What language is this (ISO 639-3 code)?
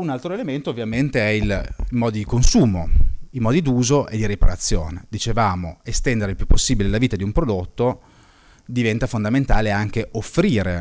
ita